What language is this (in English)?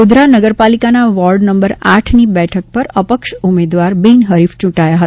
Gujarati